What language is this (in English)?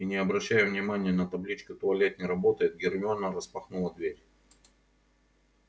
Russian